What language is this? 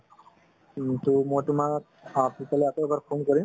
Assamese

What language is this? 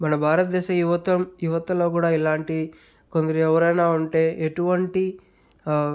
Telugu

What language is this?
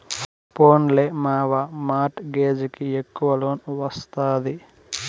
Telugu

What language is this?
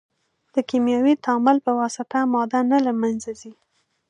Pashto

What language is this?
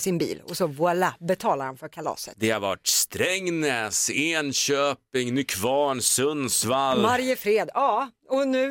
Swedish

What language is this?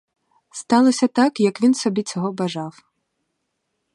Ukrainian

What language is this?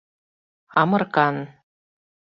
Mari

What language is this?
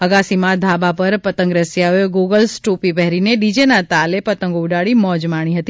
Gujarati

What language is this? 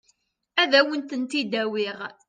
Kabyle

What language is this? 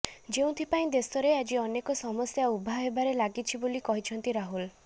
Odia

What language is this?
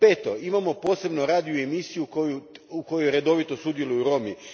Croatian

